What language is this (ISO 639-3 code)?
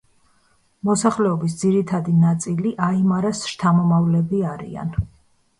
kat